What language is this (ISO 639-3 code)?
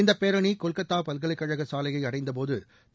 tam